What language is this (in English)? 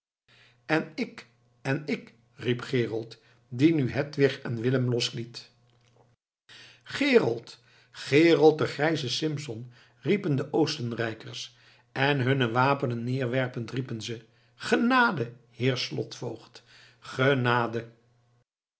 Dutch